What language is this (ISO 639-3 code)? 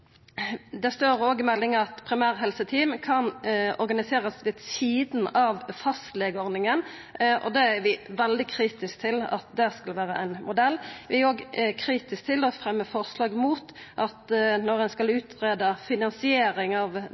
nno